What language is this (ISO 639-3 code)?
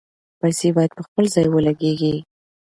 pus